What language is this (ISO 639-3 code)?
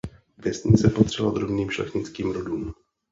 ces